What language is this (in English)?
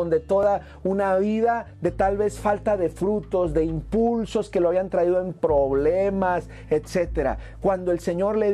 Spanish